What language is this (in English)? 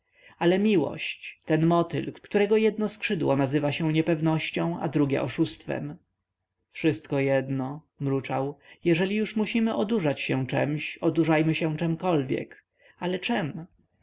Polish